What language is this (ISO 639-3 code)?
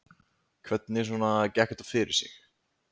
isl